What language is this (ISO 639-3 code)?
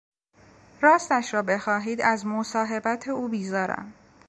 fas